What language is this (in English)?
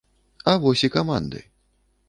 Belarusian